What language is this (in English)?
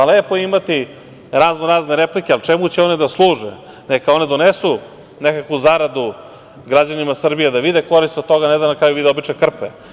Serbian